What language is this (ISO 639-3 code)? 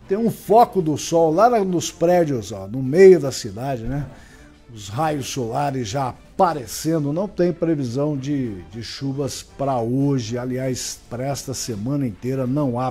por